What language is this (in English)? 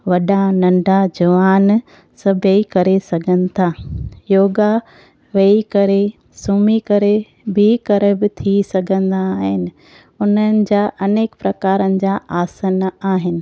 Sindhi